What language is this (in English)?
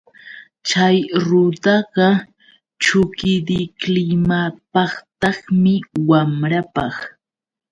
Yauyos Quechua